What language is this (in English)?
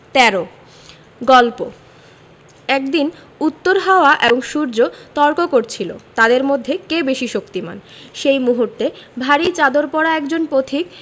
Bangla